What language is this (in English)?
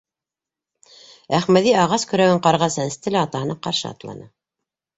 Bashkir